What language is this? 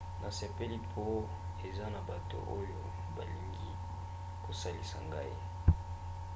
Lingala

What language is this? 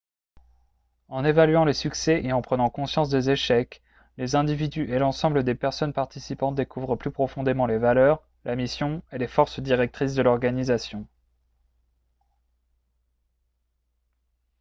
French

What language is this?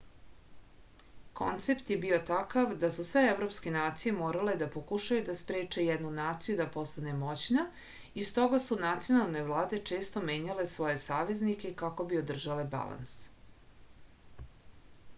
Serbian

